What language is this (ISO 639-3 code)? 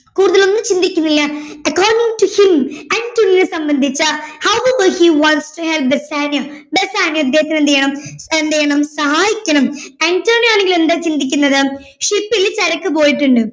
mal